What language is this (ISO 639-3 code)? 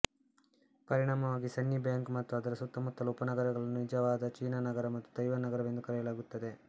kan